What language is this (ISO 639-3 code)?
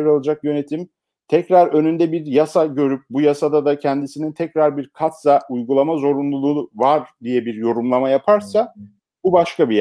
tur